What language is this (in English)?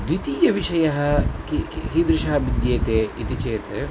Sanskrit